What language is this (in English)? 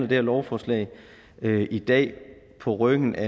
Danish